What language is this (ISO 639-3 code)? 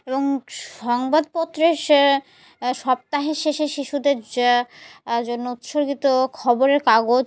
ben